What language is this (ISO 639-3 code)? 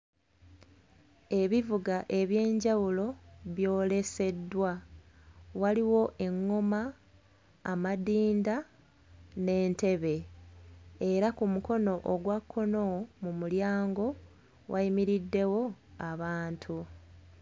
lug